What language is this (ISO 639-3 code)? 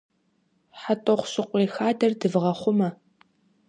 kbd